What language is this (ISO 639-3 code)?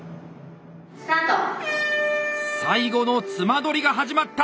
jpn